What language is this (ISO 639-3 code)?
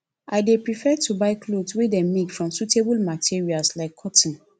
pcm